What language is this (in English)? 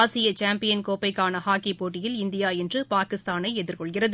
Tamil